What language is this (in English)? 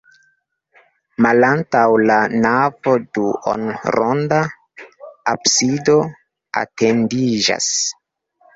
Esperanto